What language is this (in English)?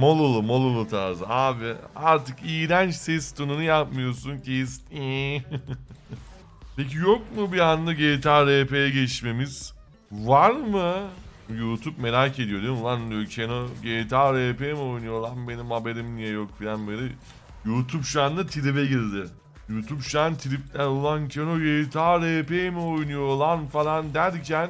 Turkish